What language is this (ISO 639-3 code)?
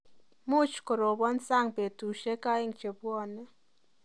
kln